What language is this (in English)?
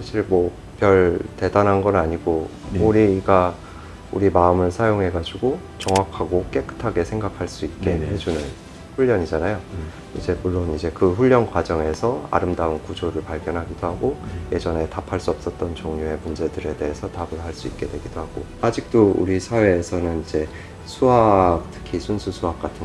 Korean